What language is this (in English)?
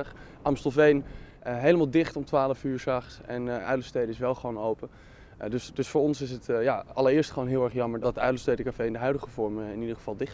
Dutch